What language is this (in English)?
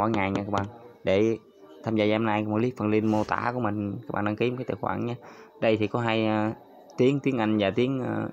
Vietnamese